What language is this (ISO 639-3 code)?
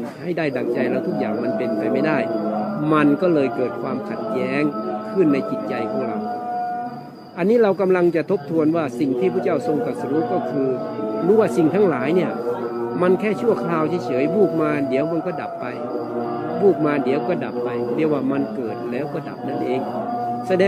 tha